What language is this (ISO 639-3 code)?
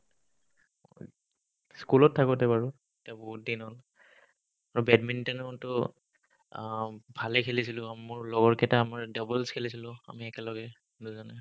asm